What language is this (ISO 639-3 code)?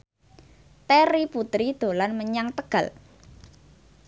jav